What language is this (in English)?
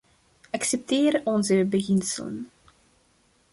Dutch